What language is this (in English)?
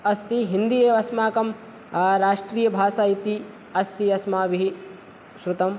Sanskrit